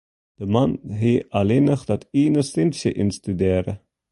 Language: Western Frisian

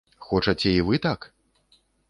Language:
Belarusian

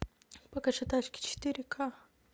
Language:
Russian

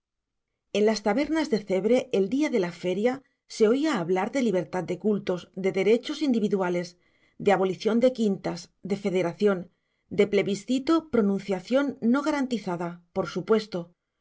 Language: Spanish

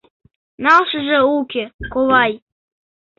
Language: Mari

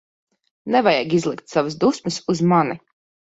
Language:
Latvian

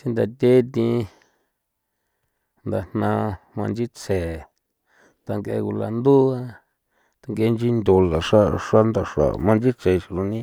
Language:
San Felipe Otlaltepec Popoloca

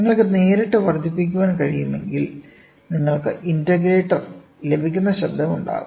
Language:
Malayalam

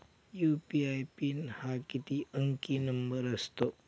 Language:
Marathi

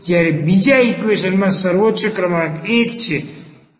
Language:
Gujarati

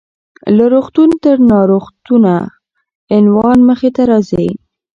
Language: Pashto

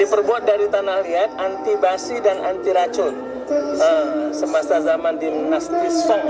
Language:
Indonesian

